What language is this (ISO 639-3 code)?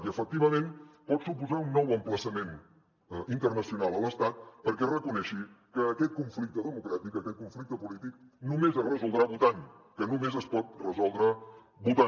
cat